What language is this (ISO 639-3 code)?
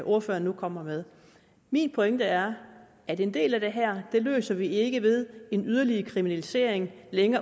dan